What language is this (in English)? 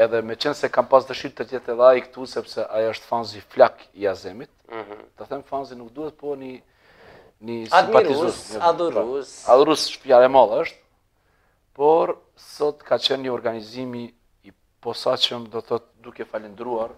Romanian